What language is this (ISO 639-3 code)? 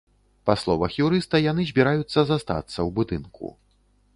bel